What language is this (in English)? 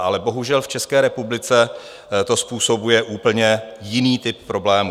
Czech